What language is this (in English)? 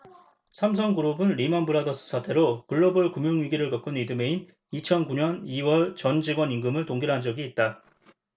Korean